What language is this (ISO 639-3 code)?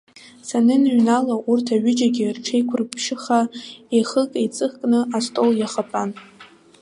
abk